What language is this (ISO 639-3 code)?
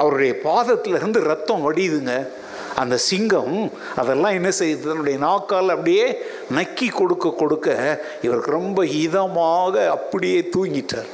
tam